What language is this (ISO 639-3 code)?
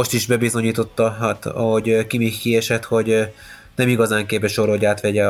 hun